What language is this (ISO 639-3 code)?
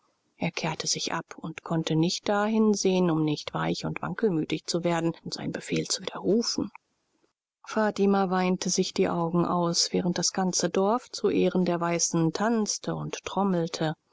deu